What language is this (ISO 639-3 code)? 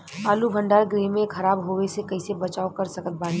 bho